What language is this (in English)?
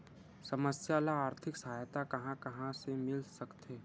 Chhattisgarhi